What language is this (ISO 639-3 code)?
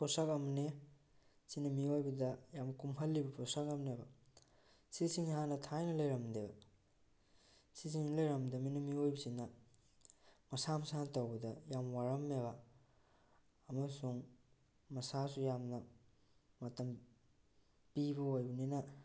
mni